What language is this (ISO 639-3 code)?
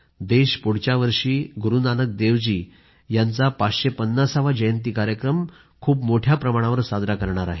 mar